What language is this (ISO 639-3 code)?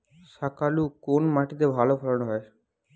ben